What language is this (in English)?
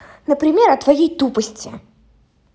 Russian